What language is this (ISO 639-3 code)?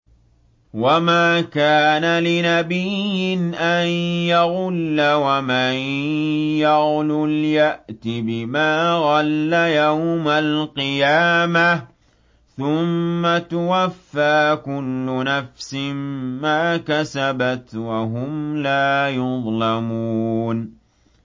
ara